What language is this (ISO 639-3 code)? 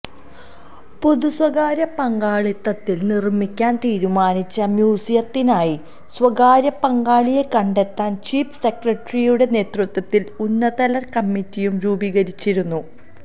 mal